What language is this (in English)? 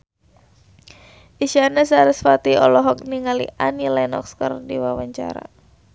Sundanese